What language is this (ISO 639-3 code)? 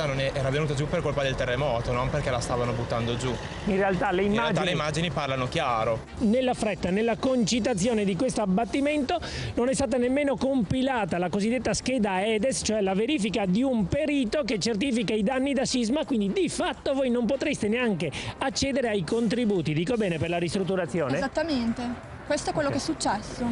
ita